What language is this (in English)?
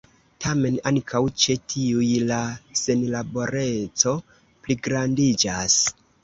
Esperanto